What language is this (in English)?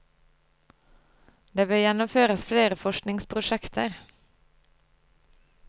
Norwegian